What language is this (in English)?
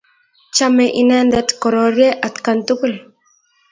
Kalenjin